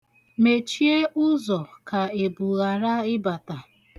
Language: Igbo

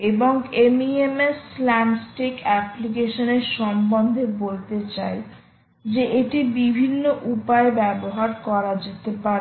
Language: Bangla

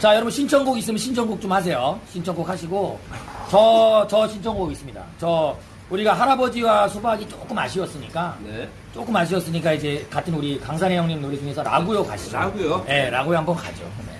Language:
Korean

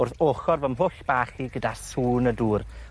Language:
Welsh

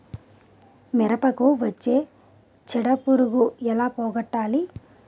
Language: Telugu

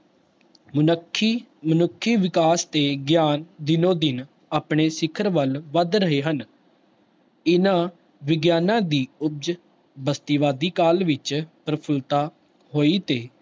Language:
Punjabi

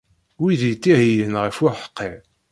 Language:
Kabyle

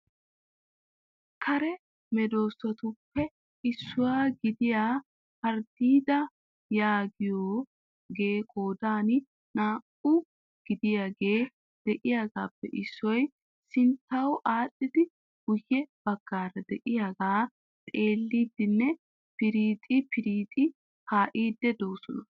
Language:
Wolaytta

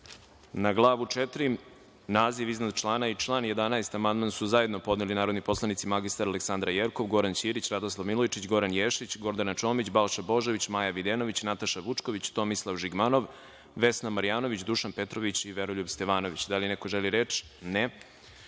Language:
Serbian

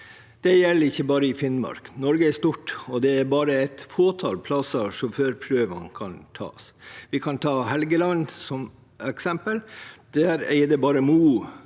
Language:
Norwegian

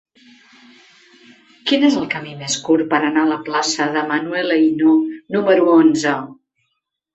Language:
Catalan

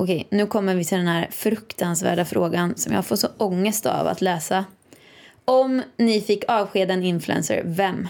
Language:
Swedish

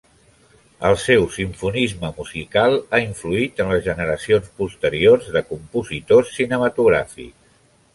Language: Catalan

